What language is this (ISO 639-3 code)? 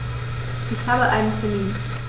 deu